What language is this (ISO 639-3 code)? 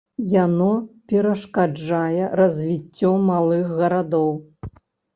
bel